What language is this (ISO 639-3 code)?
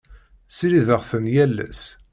kab